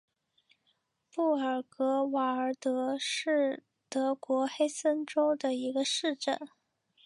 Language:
Chinese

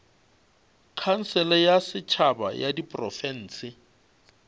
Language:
Northern Sotho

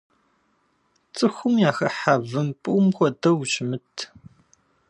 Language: Kabardian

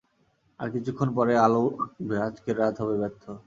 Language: Bangla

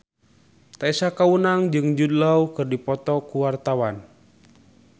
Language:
Sundanese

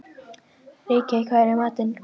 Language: Icelandic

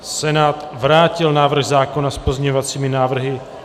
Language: Czech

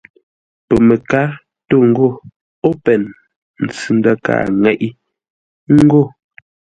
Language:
Ngombale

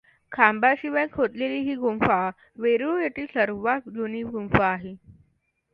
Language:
Marathi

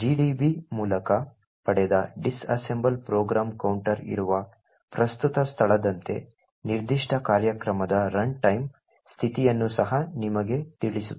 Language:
Kannada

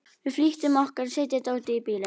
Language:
Icelandic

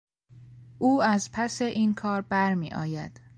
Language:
Persian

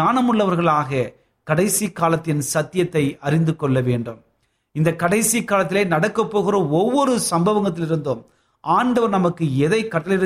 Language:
Tamil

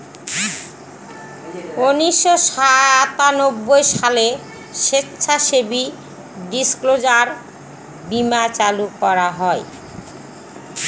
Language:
Bangla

